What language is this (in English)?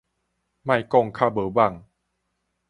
Min Nan Chinese